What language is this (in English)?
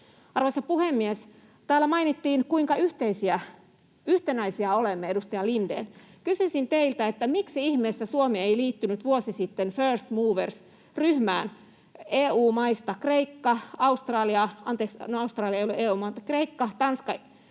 Finnish